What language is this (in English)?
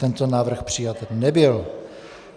Czech